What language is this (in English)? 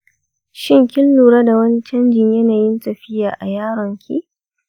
Hausa